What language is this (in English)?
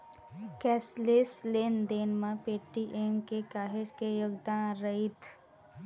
Chhattisgarhi